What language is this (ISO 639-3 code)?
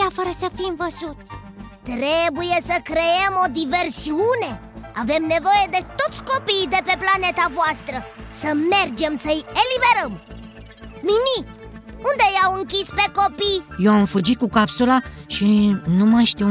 ron